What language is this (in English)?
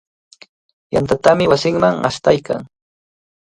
Cajatambo North Lima Quechua